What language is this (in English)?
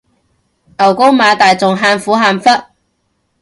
Cantonese